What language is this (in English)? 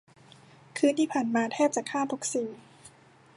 Thai